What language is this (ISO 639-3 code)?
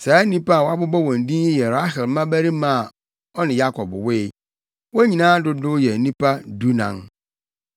aka